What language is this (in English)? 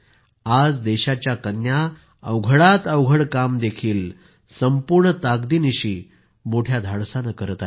Marathi